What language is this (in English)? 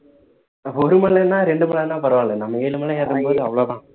Tamil